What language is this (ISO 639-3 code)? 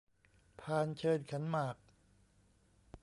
tha